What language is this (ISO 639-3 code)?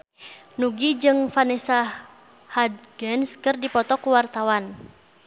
sun